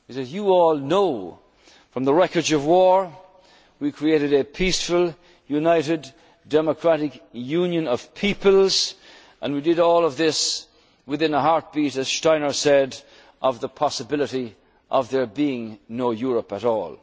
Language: English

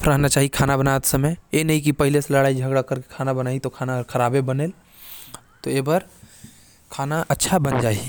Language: Korwa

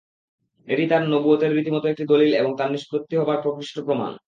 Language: Bangla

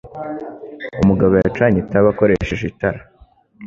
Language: Kinyarwanda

